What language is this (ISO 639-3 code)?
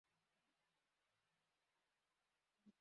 kin